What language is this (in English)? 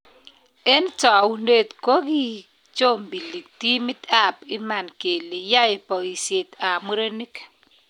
Kalenjin